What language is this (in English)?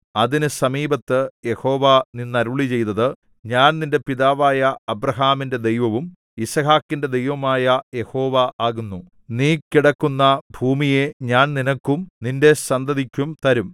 Malayalam